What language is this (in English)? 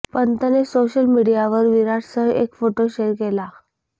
Marathi